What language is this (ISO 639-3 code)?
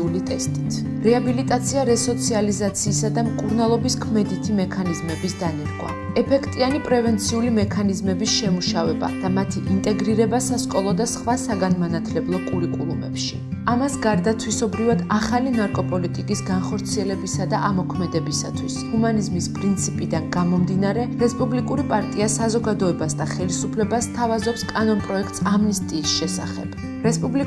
kat